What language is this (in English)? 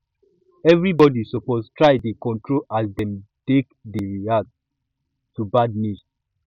Nigerian Pidgin